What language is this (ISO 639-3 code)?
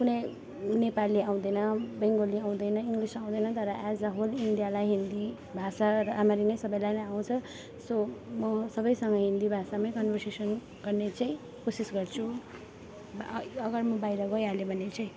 nep